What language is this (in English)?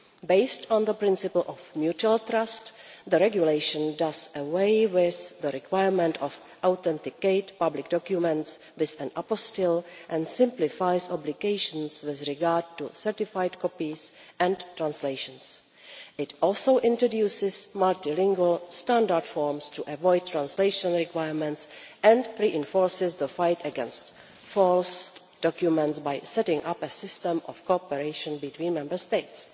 English